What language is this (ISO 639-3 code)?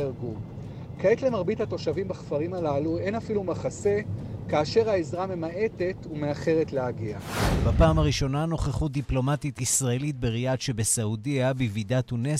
heb